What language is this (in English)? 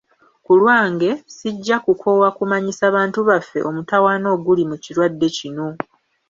Ganda